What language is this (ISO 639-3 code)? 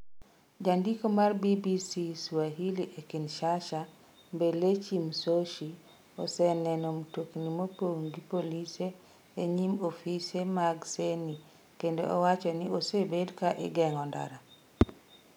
luo